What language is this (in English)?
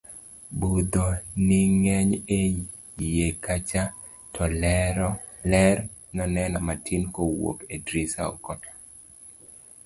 Luo (Kenya and Tanzania)